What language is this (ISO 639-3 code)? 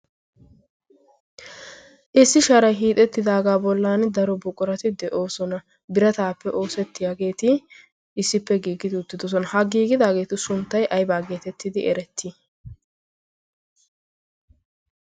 wal